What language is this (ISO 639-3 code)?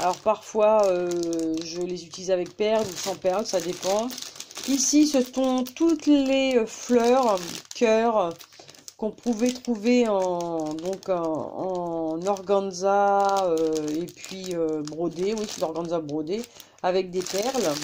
fra